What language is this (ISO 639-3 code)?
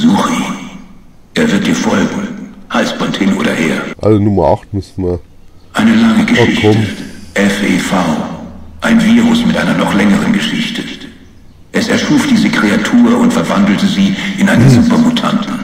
deu